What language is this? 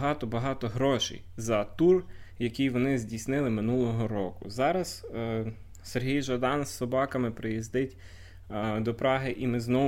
Ukrainian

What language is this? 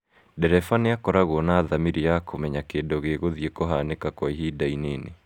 Kikuyu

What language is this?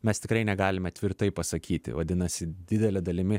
Lithuanian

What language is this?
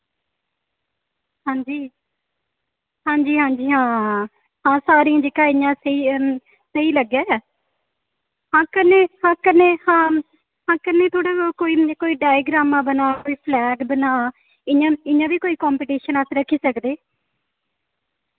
Dogri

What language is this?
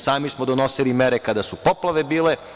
Serbian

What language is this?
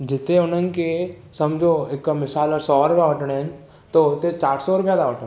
Sindhi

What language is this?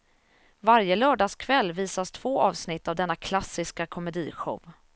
Swedish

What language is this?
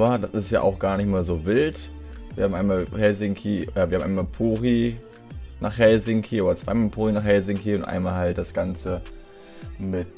German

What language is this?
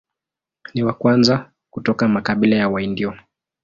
Swahili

